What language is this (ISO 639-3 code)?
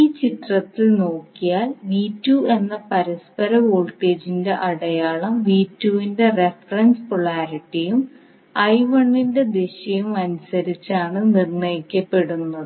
mal